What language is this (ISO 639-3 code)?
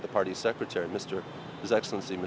vie